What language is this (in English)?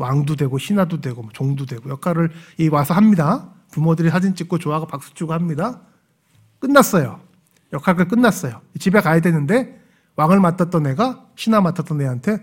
Korean